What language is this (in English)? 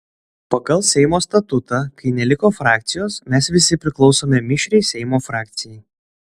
Lithuanian